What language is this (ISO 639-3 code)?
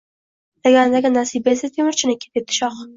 uzb